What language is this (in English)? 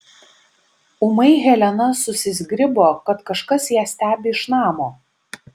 Lithuanian